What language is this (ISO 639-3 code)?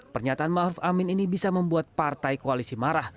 ind